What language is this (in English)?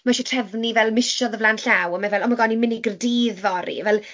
Welsh